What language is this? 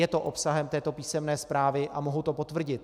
Czech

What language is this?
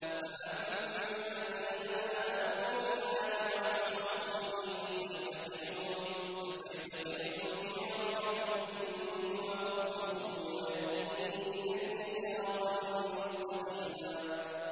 Arabic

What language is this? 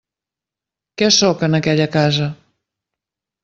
Catalan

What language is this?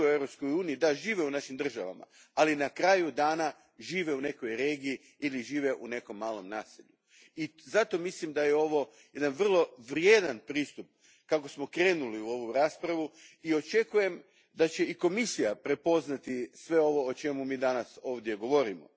Croatian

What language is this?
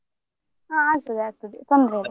Kannada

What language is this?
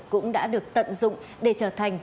Vietnamese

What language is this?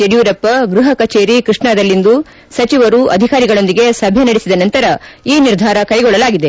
Kannada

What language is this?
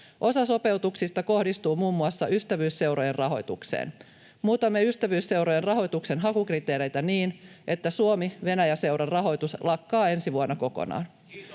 Finnish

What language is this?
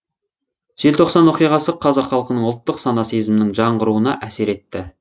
Kazakh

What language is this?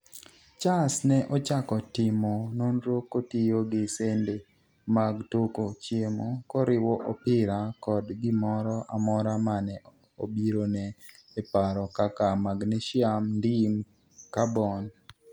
Luo (Kenya and Tanzania)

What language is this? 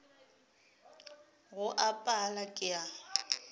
Northern Sotho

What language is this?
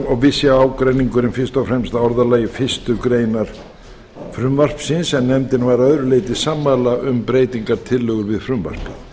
Icelandic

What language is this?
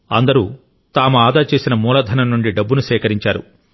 Telugu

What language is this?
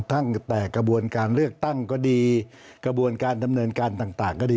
Thai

